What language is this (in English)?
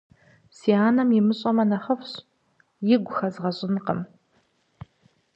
Kabardian